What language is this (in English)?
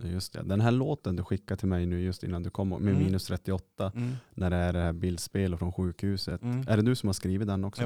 Swedish